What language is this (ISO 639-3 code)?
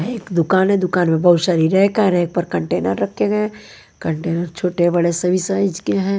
hin